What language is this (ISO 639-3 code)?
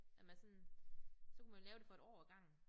dan